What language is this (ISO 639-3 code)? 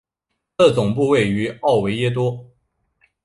zho